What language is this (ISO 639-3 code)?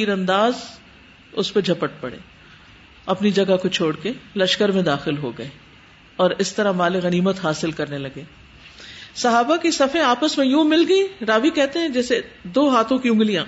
urd